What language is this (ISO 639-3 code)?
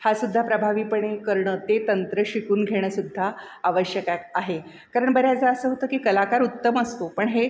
mar